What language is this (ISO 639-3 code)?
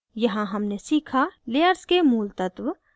hin